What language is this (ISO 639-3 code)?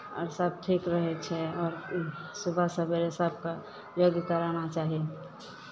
mai